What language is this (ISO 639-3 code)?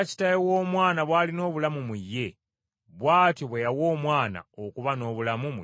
lug